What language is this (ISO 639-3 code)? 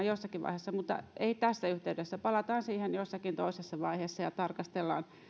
fin